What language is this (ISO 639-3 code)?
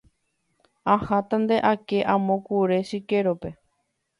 grn